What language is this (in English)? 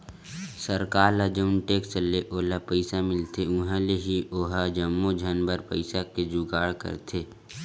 Chhattisgarhi